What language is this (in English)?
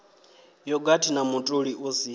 Venda